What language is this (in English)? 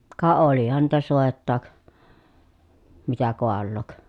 Finnish